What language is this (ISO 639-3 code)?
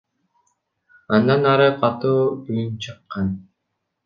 kir